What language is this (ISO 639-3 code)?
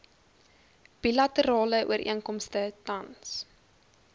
afr